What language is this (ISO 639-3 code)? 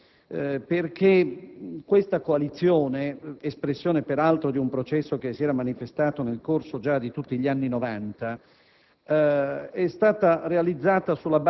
ita